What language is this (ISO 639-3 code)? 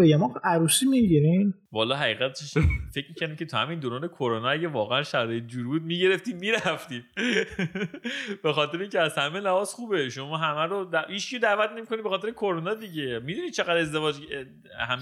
fas